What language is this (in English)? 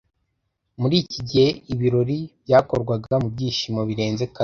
Kinyarwanda